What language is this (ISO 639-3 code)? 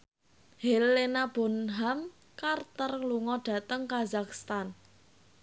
jav